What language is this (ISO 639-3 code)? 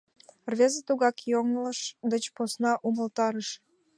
chm